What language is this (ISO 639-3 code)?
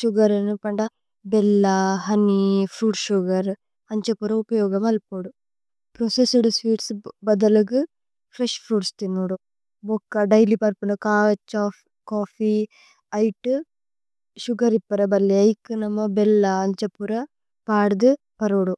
tcy